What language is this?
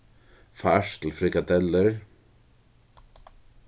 Faroese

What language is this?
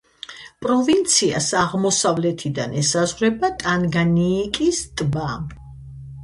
Georgian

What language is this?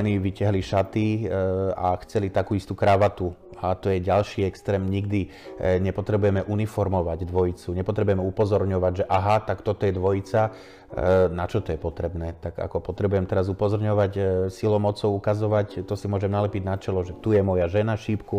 Slovak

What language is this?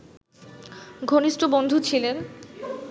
Bangla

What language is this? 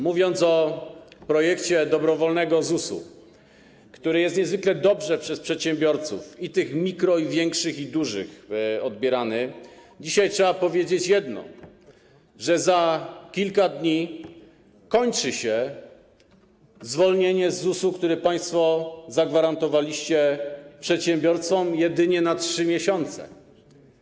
Polish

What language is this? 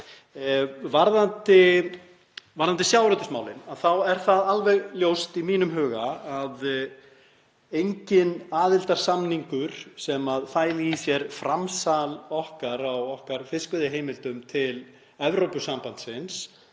Icelandic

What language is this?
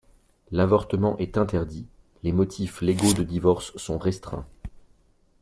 French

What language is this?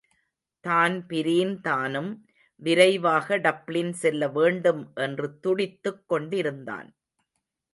Tamil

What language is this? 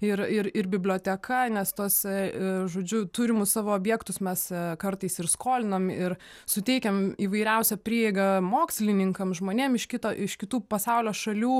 Lithuanian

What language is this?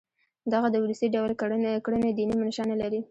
Pashto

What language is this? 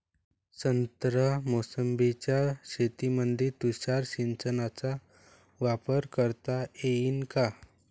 Marathi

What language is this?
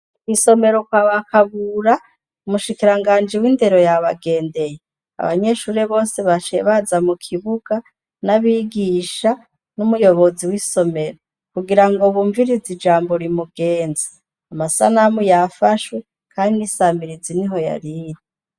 Rundi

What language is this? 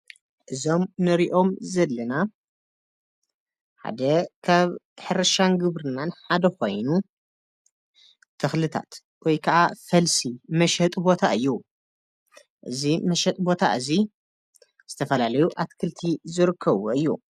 Tigrinya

